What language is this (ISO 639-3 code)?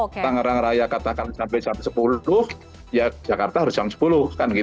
ind